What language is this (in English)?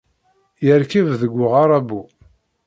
Kabyle